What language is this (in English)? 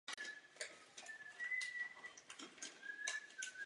Czech